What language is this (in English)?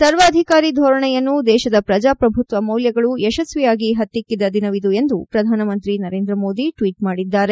Kannada